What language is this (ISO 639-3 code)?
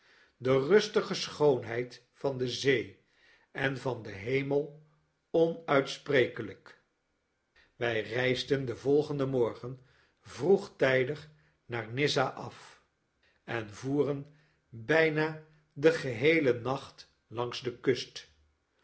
nld